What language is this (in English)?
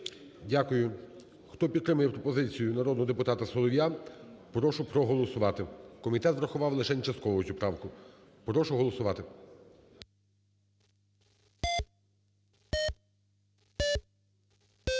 Ukrainian